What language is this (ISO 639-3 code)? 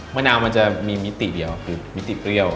tha